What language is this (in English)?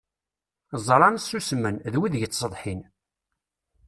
Kabyle